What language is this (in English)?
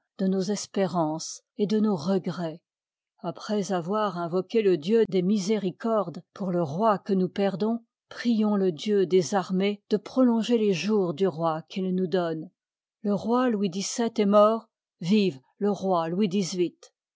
French